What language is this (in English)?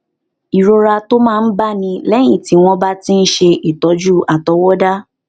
Yoruba